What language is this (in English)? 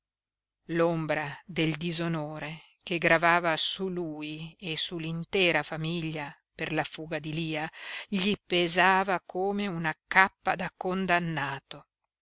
Italian